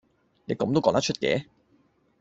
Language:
Cantonese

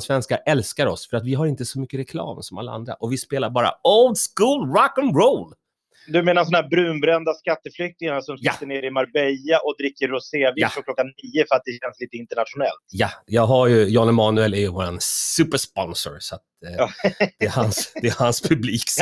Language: Swedish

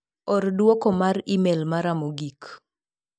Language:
Luo (Kenya and Tanzania)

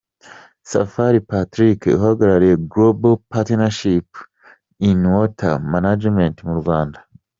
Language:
Kinyarwanda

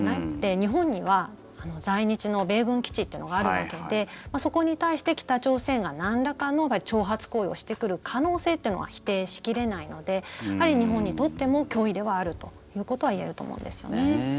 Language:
Japanese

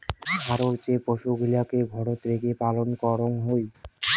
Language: Bangla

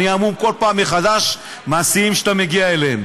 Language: Hebrew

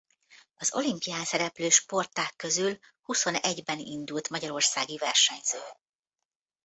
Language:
Hungarian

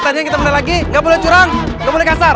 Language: Indonesian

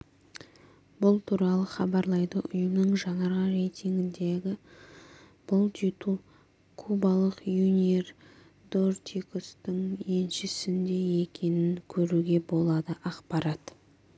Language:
Kazakh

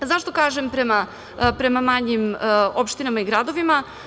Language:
Serbian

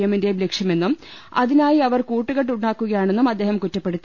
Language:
Malayalam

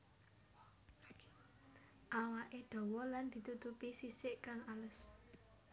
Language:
Javanese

